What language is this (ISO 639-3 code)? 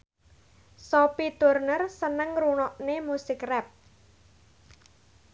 jav